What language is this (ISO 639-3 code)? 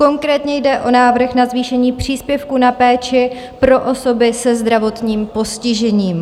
ces